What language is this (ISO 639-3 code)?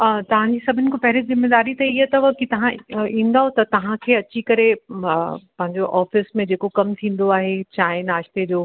snd